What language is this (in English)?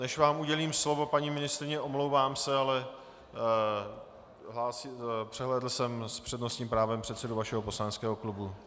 Czech